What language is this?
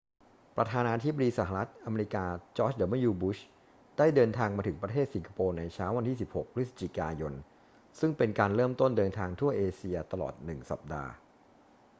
Thai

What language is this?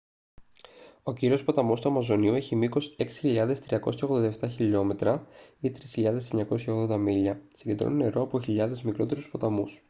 Greek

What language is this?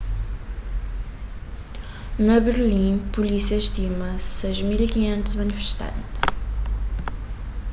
Kabuverdianu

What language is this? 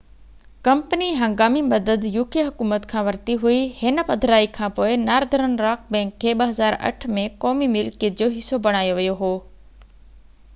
Sindhi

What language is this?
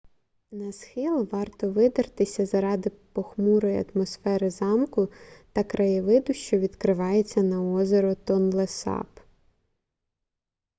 Ukrainian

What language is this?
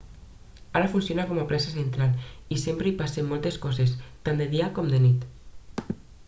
Catalan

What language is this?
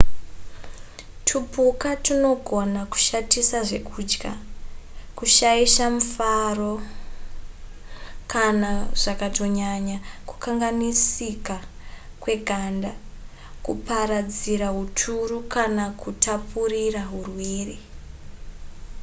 Shona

